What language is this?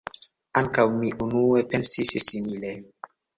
Esperanto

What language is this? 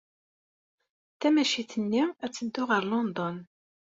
Kabyle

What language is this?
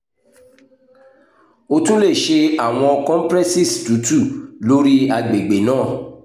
Yoruba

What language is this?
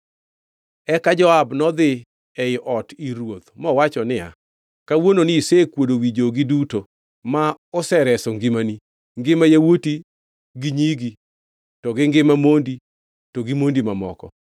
Luo (Kenya and Tanzania)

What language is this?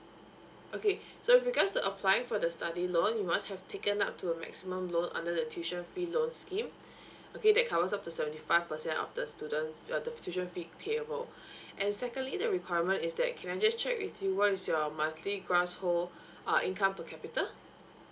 English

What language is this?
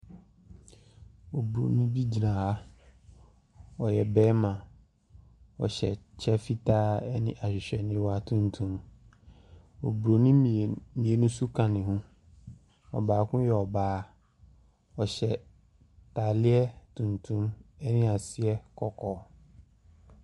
Akan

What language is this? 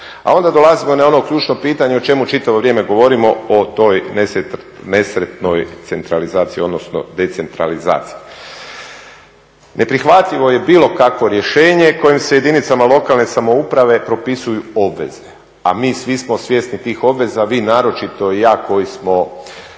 Croatian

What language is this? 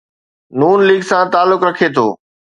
Sindhi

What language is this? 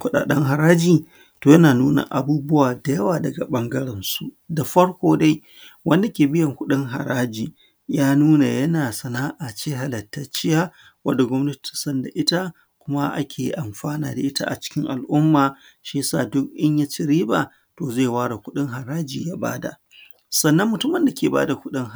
Hausa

